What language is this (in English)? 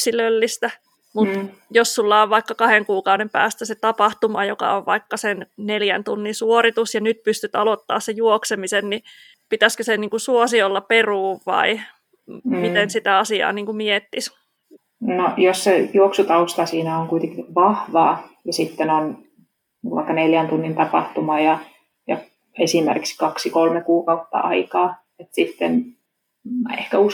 Finnish